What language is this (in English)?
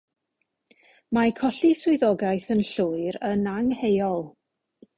Welsh